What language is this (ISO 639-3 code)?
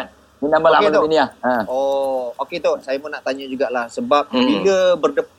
msa